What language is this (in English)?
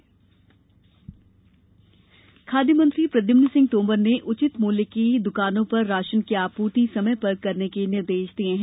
Hindi